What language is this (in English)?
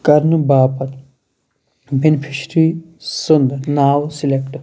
Kashmiri